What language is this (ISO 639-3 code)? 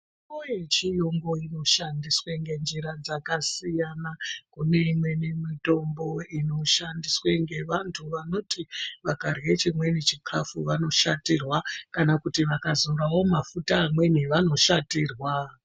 ndc